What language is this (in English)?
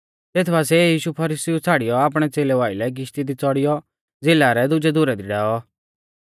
Mahasu Pahari